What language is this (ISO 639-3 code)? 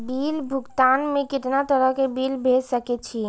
mai